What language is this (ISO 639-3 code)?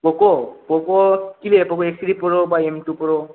ben